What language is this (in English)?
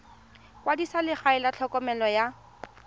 Tswana